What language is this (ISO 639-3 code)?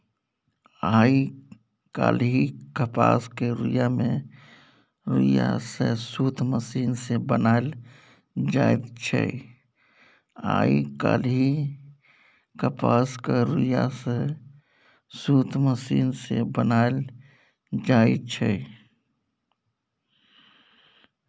mai